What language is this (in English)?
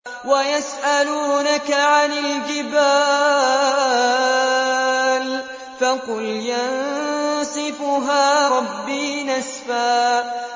Arabic